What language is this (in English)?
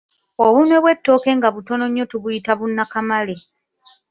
Ganda